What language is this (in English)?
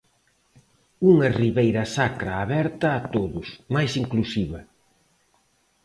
Galician